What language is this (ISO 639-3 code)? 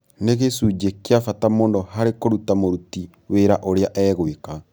kik